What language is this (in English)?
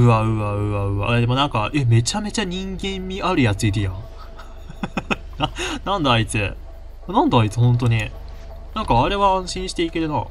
Japanese